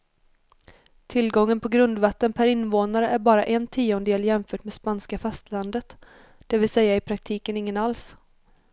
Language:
Swedish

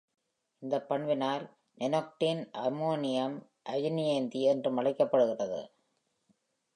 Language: Tamil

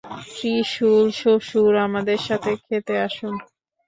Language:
Bangla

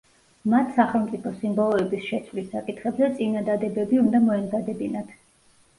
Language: Georgian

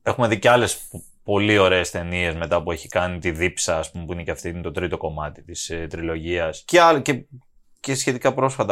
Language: Greek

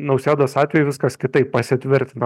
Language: Lithuanian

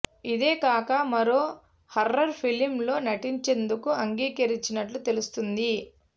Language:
Telugu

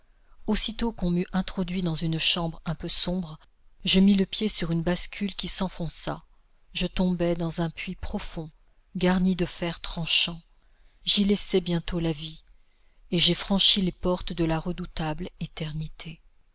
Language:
French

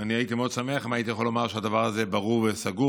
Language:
Hebrew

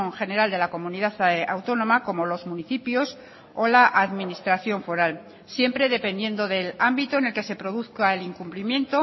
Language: Spanish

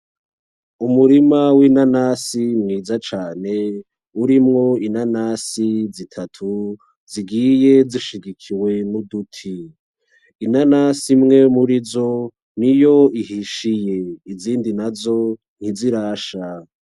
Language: Rundi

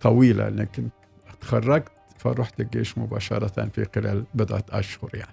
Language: Arabic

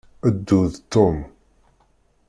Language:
Kabyle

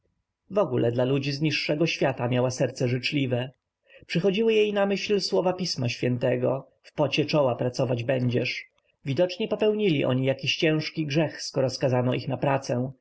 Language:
Polish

